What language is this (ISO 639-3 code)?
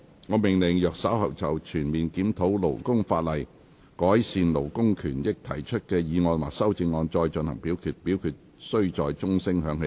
yue